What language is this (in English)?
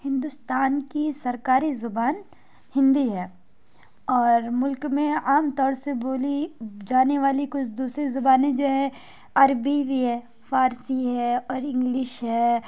Urdu